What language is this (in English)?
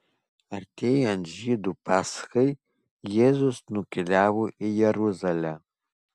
Lithuanian